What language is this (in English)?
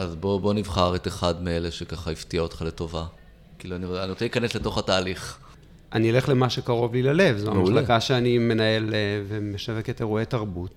Hebrew